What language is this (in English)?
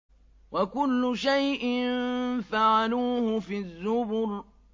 Arabic